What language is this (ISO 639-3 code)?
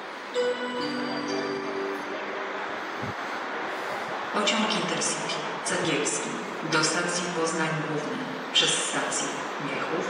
pol